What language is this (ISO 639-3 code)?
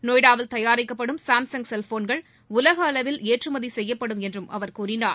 tam